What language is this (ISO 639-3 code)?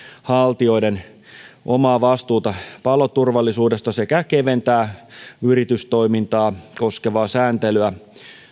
fin